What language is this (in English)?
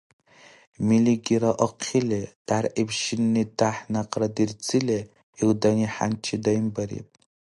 Dargwa